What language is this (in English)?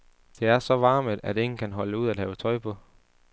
Danish